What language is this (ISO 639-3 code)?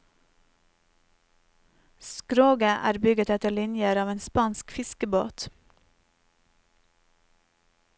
nor